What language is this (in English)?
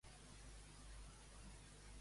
Catalan